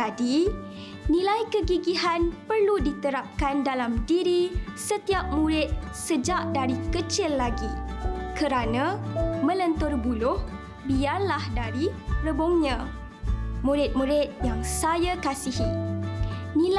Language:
Malay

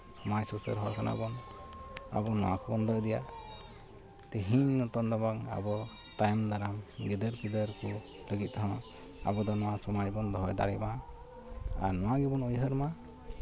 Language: Santali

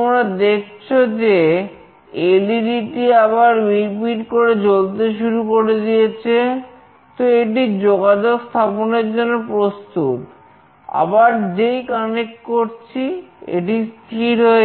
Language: Bangla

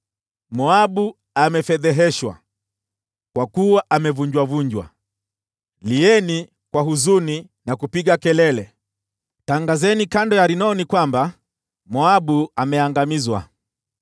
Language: Swahili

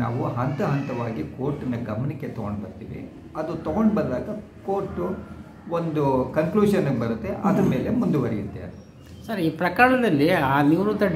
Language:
Kannada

